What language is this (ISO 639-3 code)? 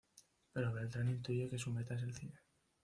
spa